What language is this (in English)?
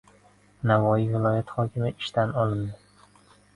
Uzbek